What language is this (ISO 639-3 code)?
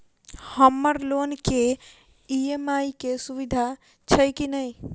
mai